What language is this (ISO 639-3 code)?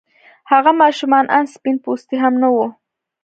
pus